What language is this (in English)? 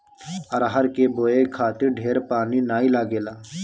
Bhojpuri